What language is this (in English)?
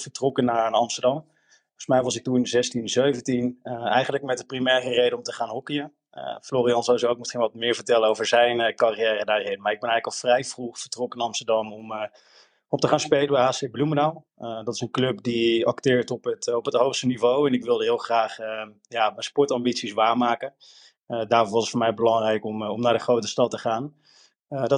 Dutch